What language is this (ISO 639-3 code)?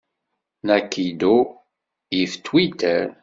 kab